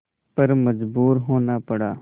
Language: Hindi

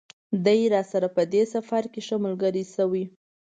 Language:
Pashto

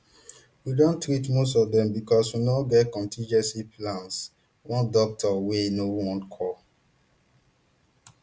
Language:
Nigerian Pidgin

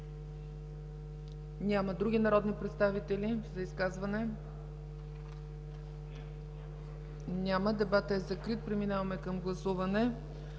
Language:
Bulgarian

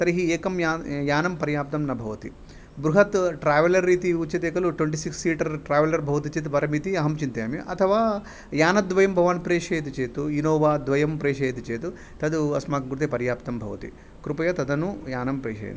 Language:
Sanskrit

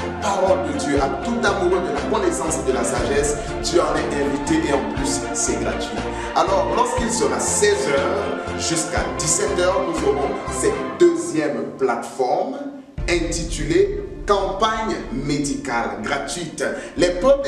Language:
French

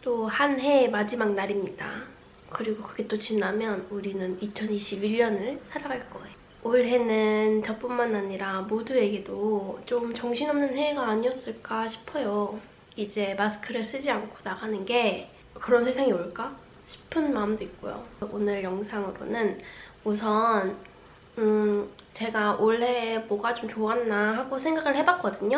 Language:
Korean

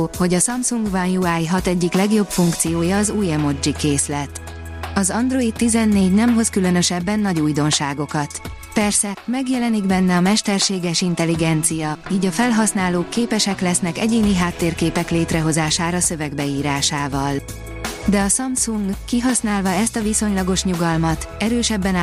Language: Hungarian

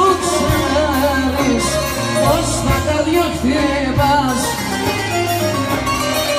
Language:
Arabic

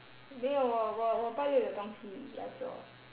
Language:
English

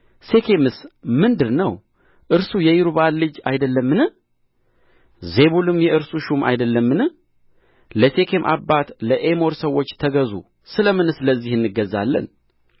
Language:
Amharic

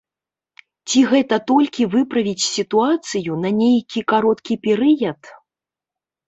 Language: Belarusian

